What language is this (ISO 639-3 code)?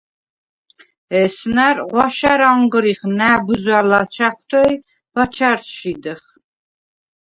sva